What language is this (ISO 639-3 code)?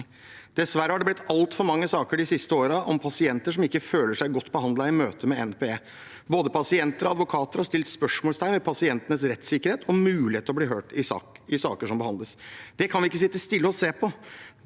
nor